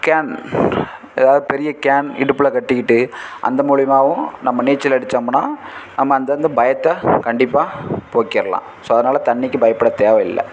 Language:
Tamil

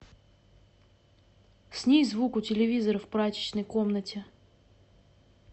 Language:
Russian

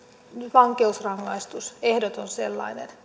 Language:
Finnish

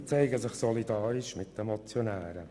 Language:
Swiss German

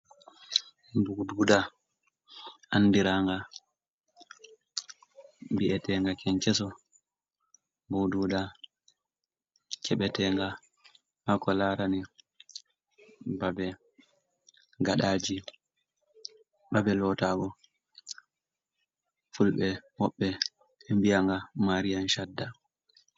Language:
Fula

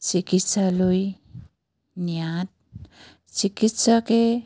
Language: Assamese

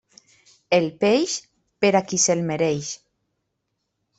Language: Catalan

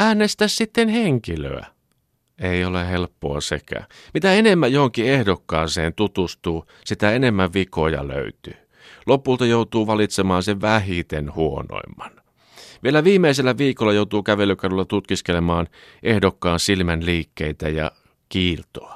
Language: Finnish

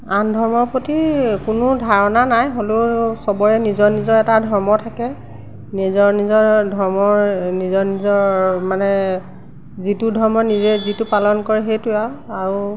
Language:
Assamese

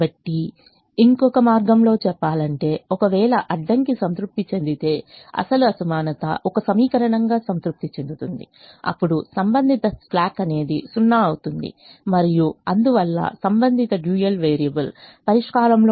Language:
Telugu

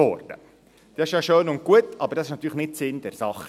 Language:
Swiss German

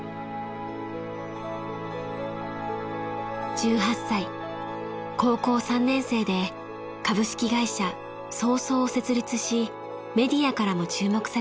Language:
Japanese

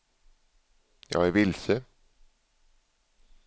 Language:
Swedish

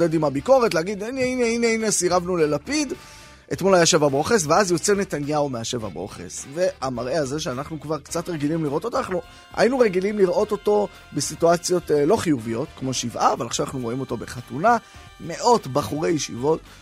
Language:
Hebrew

